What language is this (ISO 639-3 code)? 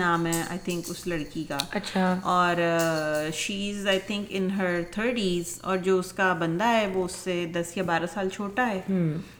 urd